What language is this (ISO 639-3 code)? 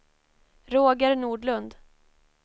swe